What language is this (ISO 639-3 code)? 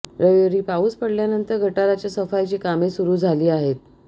mar